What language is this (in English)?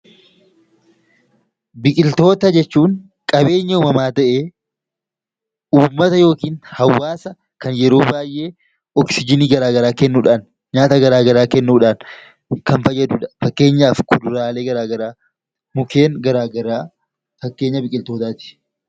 Oromo